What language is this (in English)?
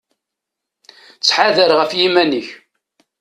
Kabyle